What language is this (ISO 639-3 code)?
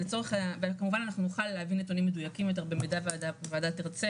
heb